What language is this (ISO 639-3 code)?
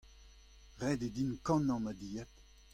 bre